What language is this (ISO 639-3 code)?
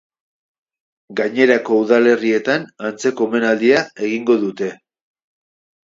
eus